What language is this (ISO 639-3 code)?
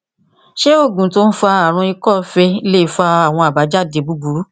yor